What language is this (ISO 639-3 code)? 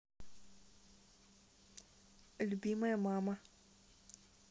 rus